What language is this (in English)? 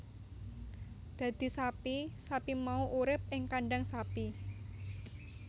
Javanese